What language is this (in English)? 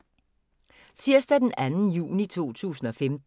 Danish